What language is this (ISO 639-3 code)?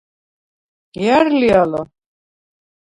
sva